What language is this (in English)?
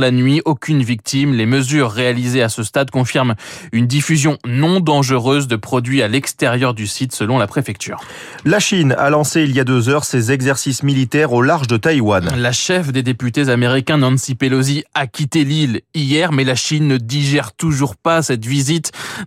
French